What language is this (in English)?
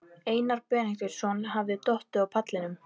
Icelandic